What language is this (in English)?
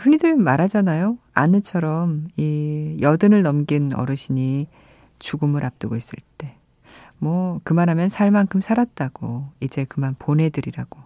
Korean